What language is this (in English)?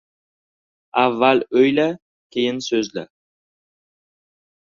Uzbek